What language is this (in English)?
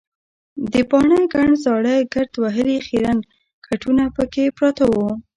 Pashto